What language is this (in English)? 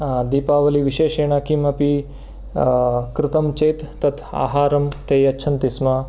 Sanskrit